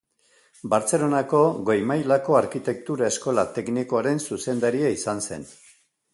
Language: Basque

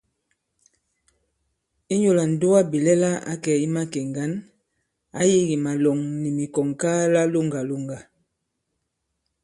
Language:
Bankon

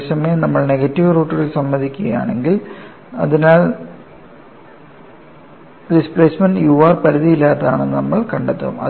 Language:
Malayalam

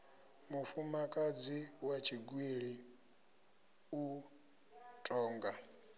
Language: Venda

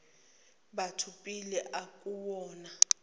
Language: Zulu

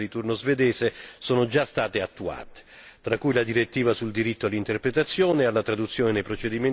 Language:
Italian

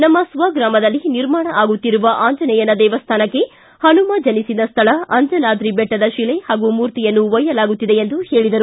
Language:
Kannada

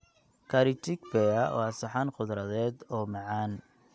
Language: Somali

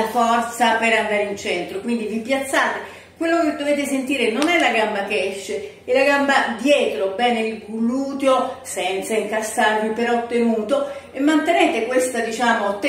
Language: Italian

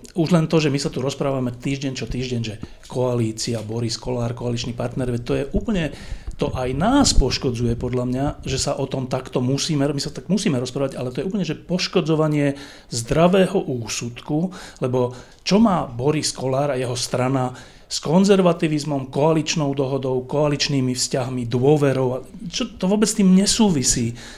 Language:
Slovak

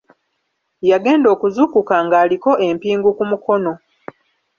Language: Ganda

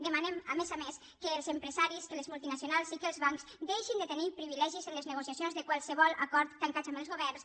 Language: Catalan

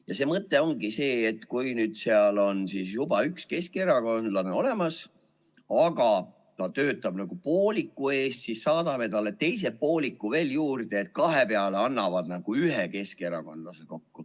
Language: Estonian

